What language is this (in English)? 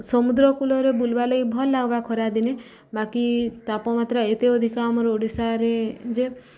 Odia